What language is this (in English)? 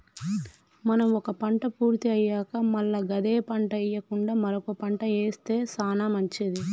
Telugu